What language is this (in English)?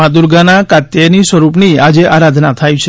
Gujarati